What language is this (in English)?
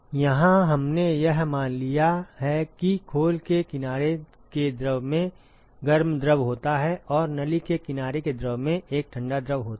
Hindi